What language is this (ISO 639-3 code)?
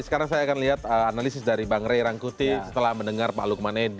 ind